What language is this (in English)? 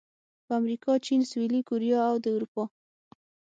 Pashto